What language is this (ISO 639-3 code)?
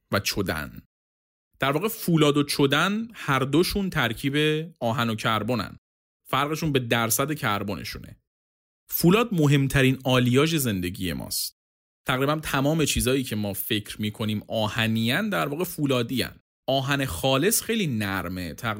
fas